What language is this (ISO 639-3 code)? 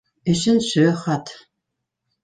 bak